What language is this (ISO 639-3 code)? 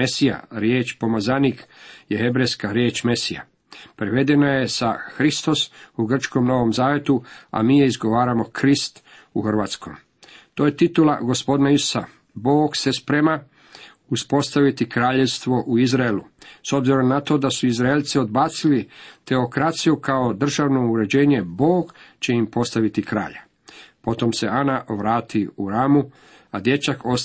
hrv